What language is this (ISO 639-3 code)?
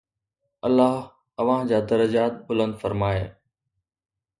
snd